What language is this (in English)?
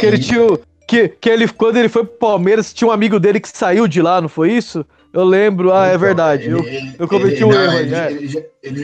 Portuguese